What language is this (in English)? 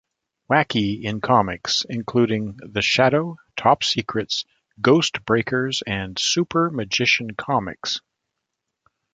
English